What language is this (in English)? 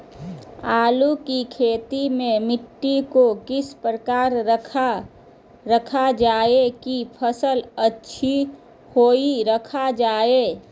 Magahi